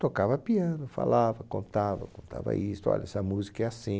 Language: Portuguese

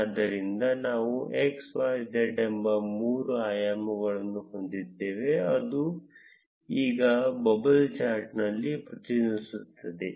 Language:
Kannada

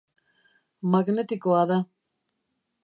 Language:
Basque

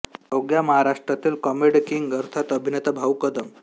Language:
Marathi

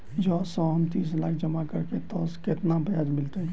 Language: Maithili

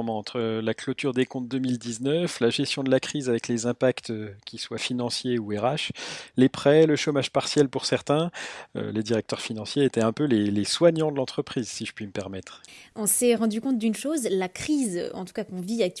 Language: French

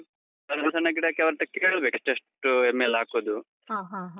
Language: Kannada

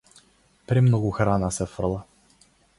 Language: Macedonian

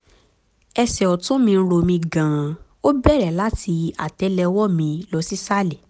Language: Yoruba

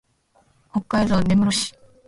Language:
Japanese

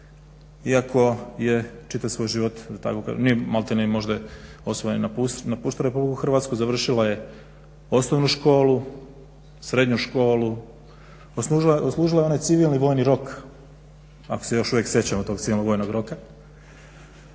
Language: Croatian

